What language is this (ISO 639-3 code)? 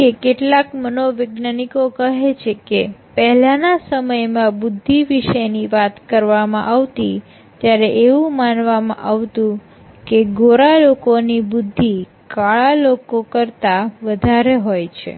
guj